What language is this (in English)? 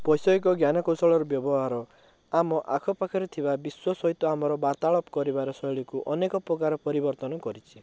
Odia